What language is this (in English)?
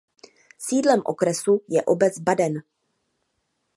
Czech